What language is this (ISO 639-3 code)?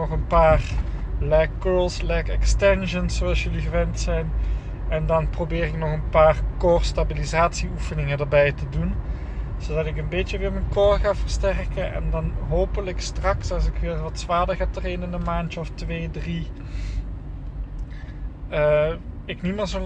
nld